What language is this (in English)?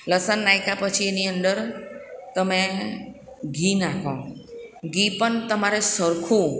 Gujarati